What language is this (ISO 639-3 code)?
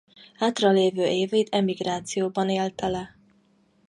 hun